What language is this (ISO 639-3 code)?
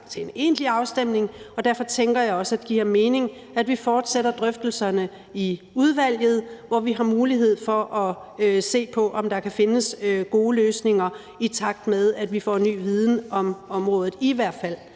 dan